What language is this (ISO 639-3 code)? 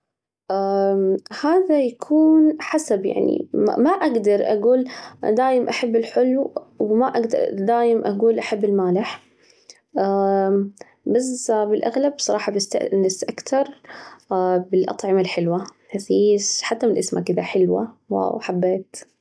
ars